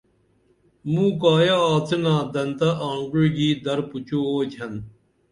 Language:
Dameli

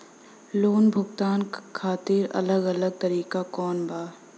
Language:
Bhojpuri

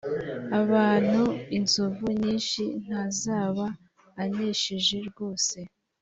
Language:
Kinyarwanda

